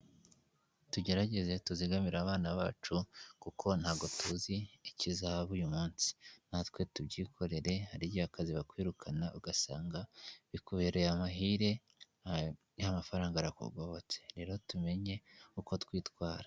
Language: Kinyarwanda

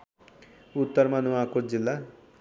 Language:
Nepali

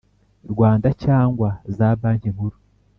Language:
Kinyarwanda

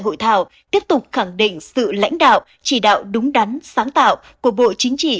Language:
Vietnamese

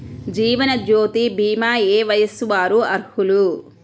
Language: Telugu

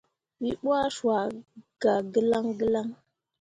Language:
Mundang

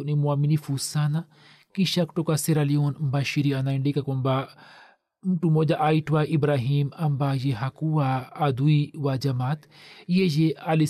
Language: Swahili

